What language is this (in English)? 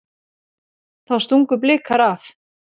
Icelandic